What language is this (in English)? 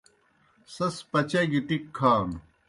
Kohistani Shina